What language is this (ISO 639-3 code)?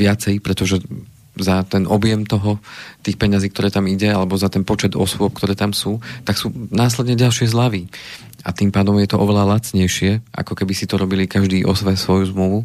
slk